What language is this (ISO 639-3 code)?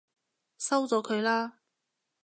yue